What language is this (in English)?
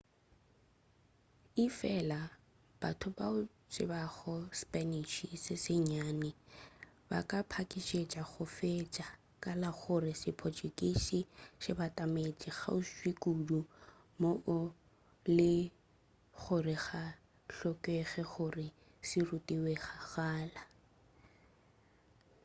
Northern Sotho